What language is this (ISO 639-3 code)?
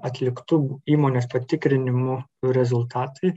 lit